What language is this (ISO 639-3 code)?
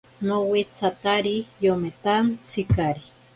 prq